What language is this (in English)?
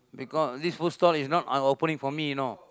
English